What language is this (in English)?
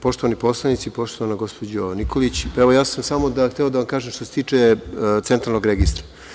Serbian